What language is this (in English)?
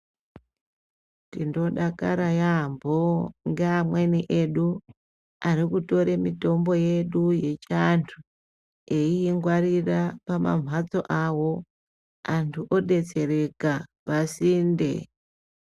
Ndau